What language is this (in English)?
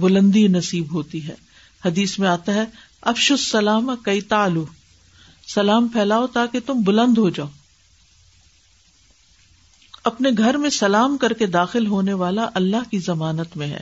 Urdu